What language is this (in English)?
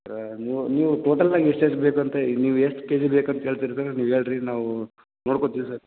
Kannada